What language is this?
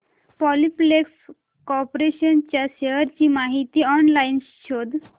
Marathi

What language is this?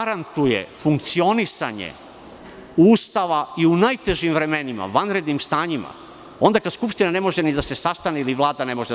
Serbian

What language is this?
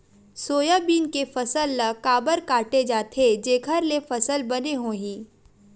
Chhattisgarhi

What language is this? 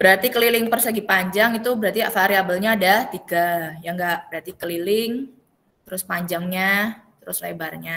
Indonesian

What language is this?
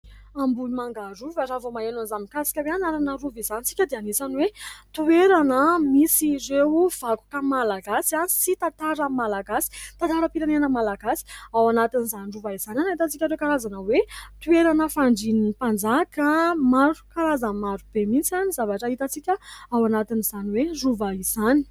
Malagasy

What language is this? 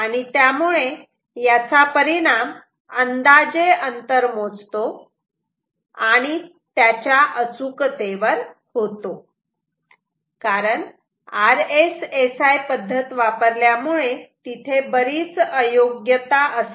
Marathi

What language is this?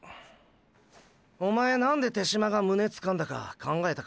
Japanese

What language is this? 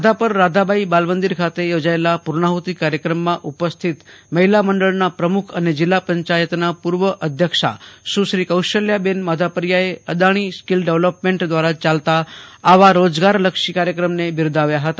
Gujarati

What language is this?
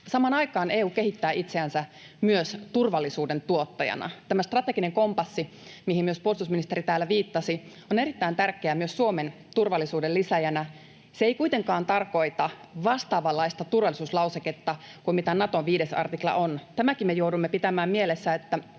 Finnish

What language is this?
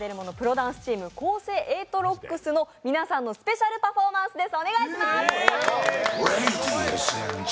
Japanese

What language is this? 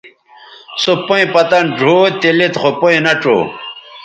Bateri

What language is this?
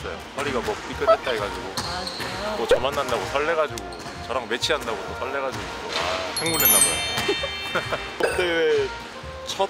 Korean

